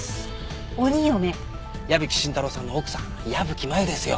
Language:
Japanese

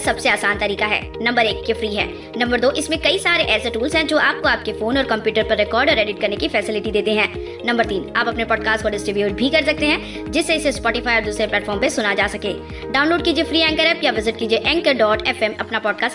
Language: Hindi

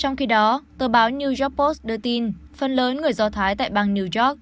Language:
Vietnamese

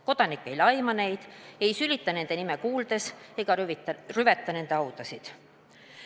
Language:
Estonian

